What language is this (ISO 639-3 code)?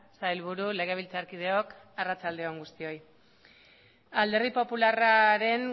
eus